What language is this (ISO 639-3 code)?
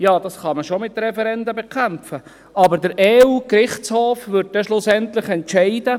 gsw